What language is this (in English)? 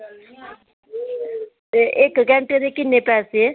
Dogri